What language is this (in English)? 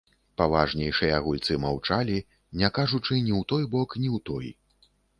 Belarusian